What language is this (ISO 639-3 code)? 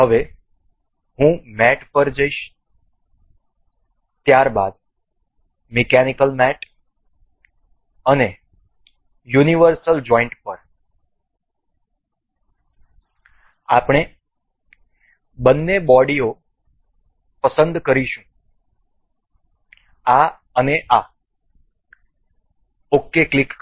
guj